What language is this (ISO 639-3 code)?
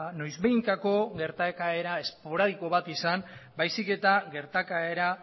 eus